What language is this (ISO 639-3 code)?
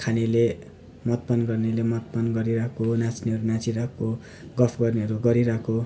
nep